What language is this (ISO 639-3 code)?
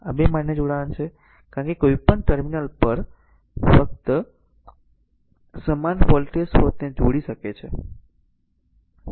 guj